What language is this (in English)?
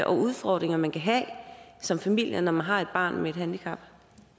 Danish